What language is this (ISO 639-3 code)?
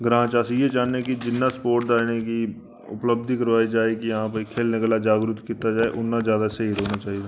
doi